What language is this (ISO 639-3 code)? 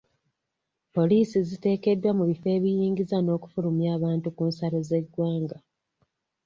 lug